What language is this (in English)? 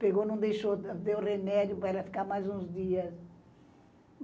Portuguese